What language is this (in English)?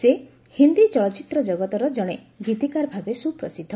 Odia